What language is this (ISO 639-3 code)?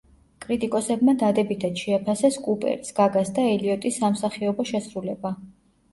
kat